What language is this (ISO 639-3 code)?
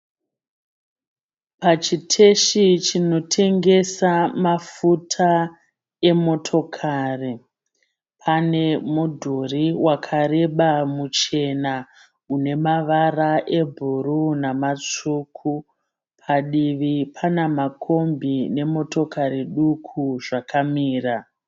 sna